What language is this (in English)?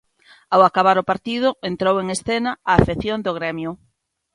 Galician